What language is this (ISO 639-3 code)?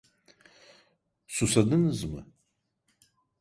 tur